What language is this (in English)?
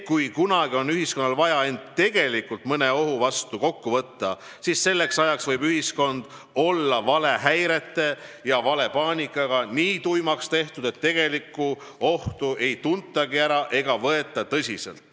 Estonian